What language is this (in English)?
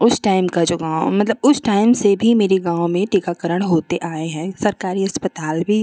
Hindi